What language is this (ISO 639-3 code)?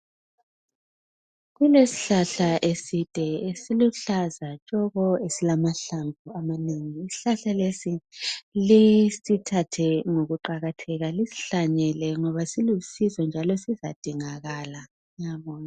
nde